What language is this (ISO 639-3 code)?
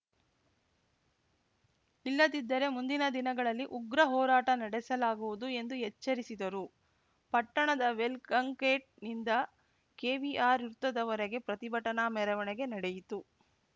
kan